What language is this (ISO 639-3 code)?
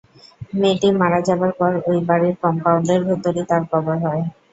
ben